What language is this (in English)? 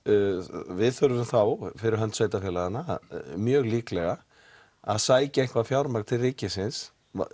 Icelandic